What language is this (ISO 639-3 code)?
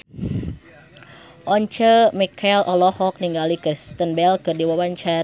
sun